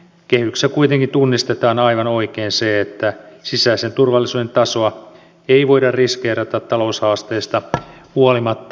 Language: Finnish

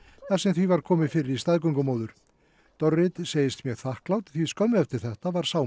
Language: Icelandic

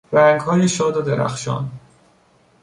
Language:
Persian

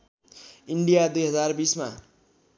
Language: Nepali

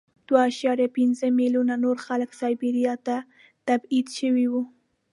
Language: Pashto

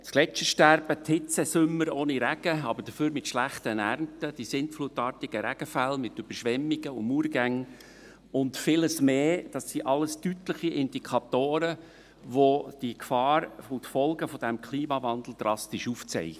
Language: Swiss German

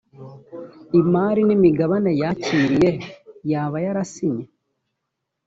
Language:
Kinyarwanda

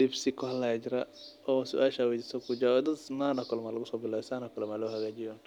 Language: Somali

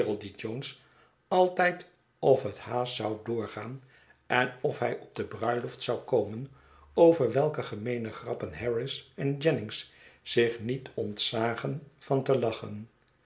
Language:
Dutch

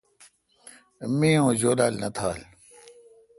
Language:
Kalkoti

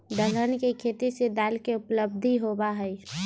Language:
Magahi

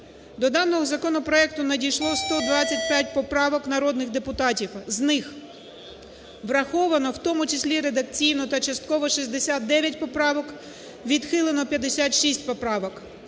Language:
Ukrainian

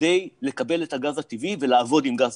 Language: Hebrew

